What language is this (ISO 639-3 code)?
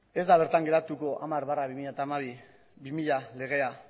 eus